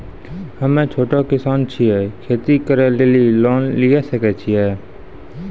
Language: Maithili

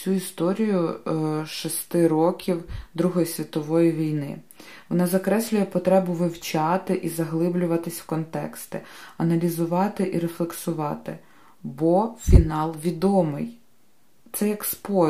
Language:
Ukrainian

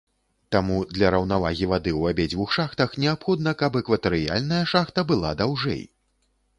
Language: Belarusian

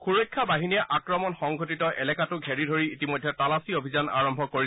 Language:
Assamese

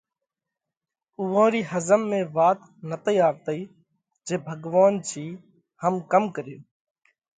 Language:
Parkari Koli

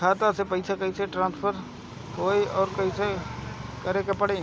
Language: Bhojpuri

